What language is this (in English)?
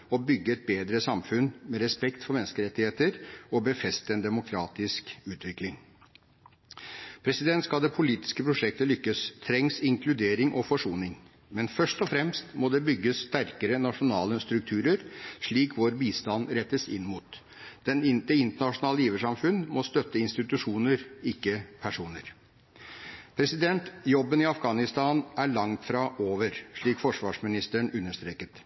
Norwegian Bokmål